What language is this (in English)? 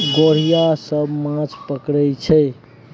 Maithili